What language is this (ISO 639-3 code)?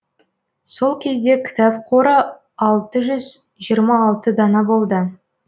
kaz